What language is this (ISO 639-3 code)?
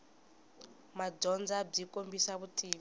tso